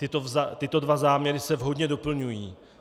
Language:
Czech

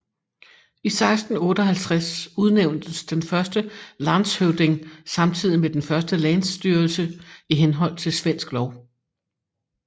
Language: Danish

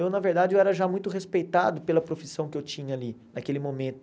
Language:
Portuguese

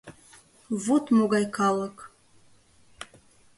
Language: Mari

